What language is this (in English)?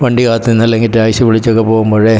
Malayalam